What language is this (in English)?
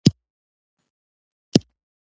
Pashto